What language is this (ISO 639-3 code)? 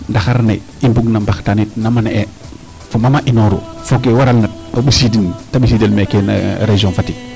srr